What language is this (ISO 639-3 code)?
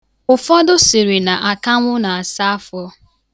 ibo